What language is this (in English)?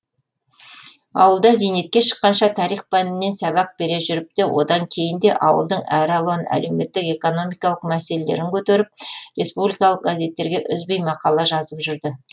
Kazakh